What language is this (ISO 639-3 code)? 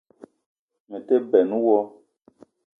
eto